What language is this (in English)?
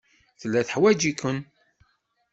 Kabyle